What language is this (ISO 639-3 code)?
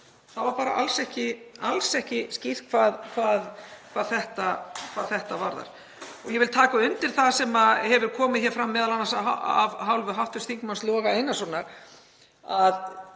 isl